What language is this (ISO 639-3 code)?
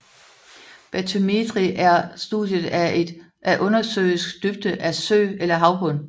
dan